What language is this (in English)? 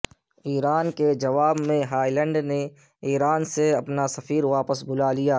Urdu